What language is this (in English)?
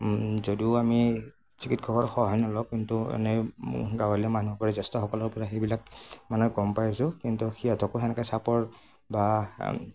Assamese